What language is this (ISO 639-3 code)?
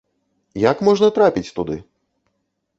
bel